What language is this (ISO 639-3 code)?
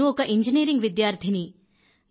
tel